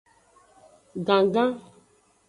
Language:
Aja (Benin)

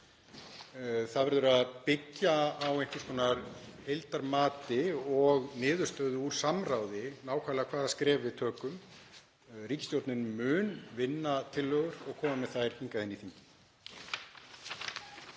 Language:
Icelandic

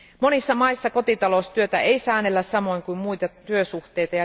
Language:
Finnish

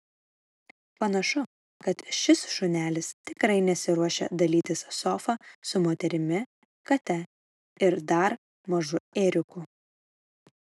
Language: Lithuanian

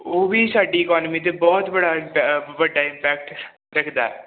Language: Punjabi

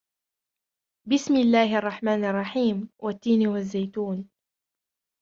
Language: Arabic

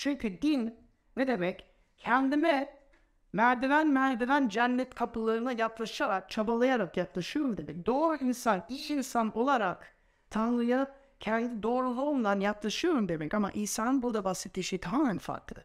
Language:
Turkish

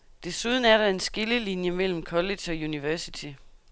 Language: Danish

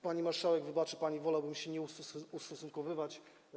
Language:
Polish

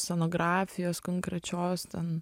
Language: Lithuanian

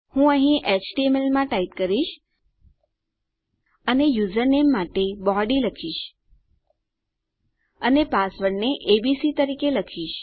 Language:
Gujarati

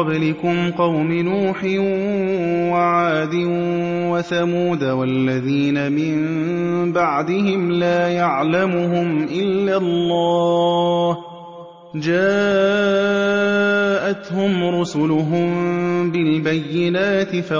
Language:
Arabic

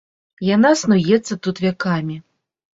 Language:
Belarusian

